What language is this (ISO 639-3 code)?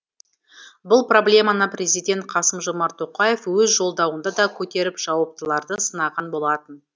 kaz